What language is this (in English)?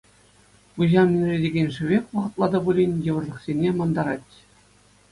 Chuvash